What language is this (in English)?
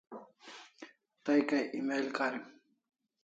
Kalasha